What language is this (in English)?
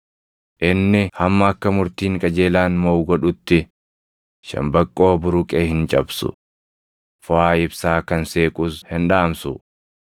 Oromo